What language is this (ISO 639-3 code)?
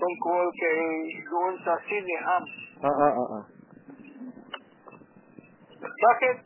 fil